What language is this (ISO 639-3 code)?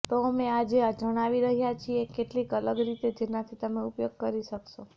guj